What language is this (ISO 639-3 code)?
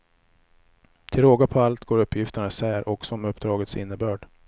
swe